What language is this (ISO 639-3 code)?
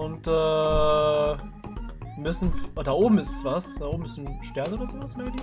deu